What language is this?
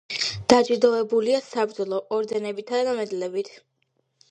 Georgian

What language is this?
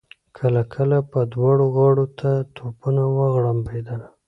Pashto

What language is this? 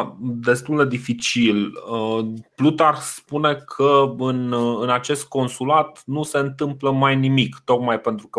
Romanian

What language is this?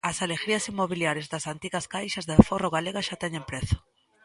Galician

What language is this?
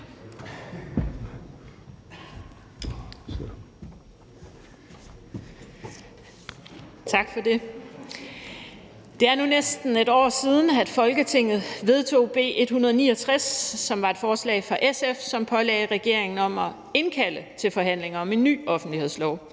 Danish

